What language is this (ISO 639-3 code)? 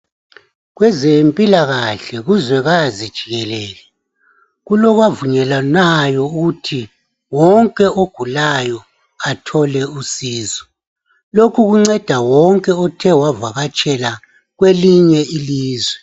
nde